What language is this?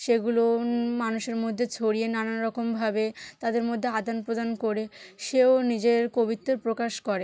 Bangla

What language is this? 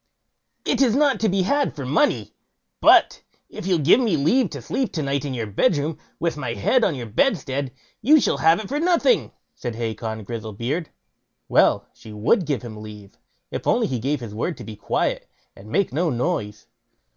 English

